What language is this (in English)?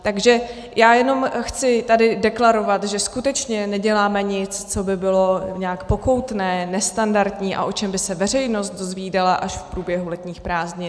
Czech